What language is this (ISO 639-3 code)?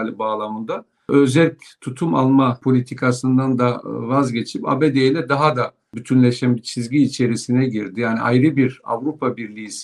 tur